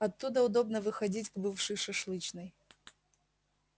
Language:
Russian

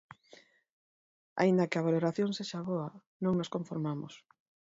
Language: Galician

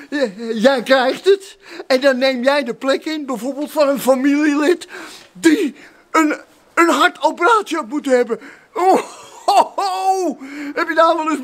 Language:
Dutch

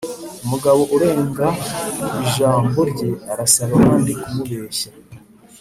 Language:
Kinyarwanda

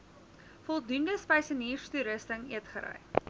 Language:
Afrikaans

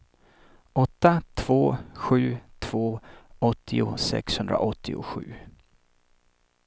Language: Swedish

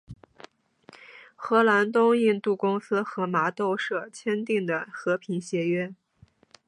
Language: Chinese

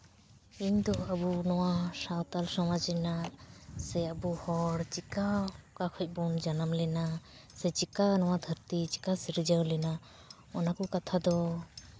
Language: Santali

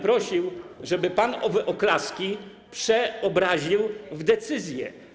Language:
Polish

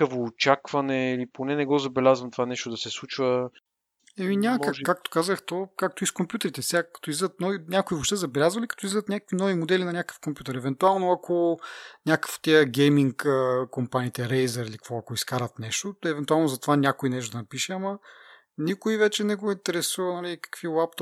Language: Bulgarian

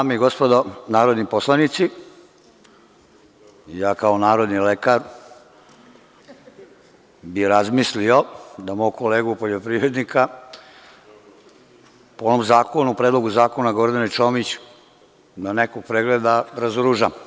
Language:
Serbian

